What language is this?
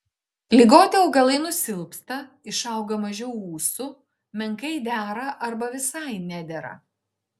Lithuanian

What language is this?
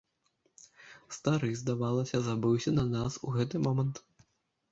Belarusian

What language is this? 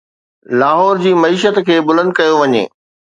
Sindhi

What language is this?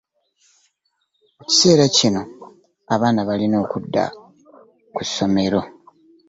Ganda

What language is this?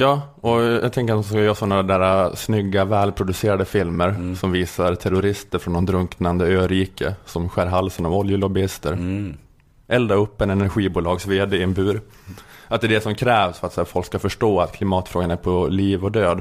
Swedish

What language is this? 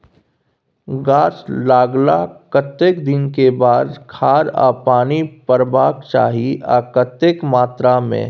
Maithili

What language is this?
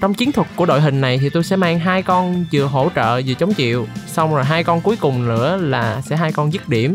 Vietnamese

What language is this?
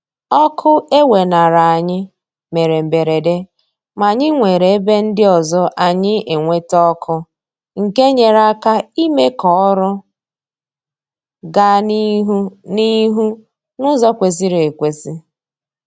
Igbo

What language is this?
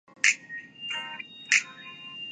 Urdu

